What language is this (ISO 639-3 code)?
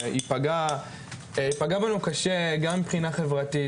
heb